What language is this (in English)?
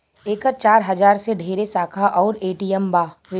Bhojpuri